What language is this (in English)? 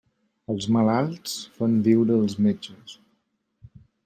Catalan